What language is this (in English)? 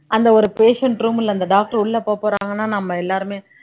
Tamil